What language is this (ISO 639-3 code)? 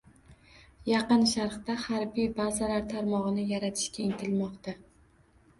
uzb